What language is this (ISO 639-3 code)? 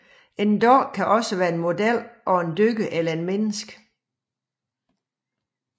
dan